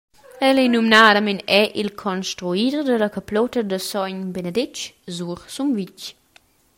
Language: Romansh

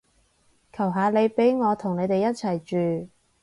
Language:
Cantonese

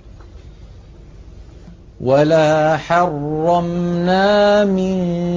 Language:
Arabic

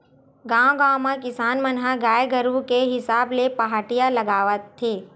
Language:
Chhattisgarhi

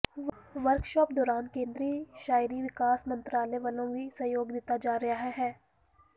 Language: Punjabi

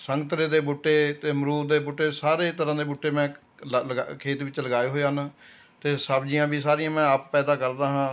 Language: Punjabi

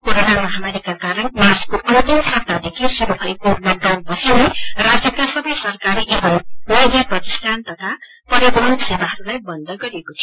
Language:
Nepali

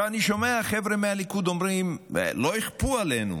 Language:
Hebrew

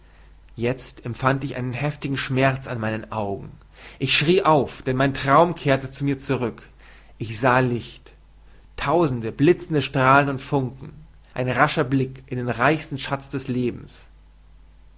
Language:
German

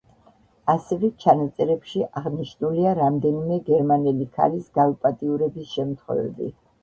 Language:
Georgian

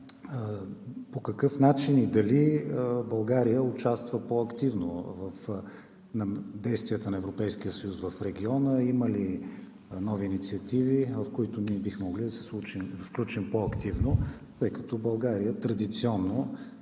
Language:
Bulgarian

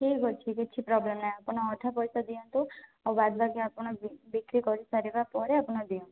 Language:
Odia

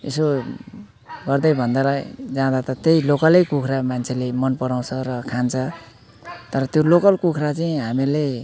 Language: Nepali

